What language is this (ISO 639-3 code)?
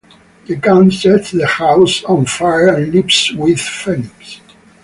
eng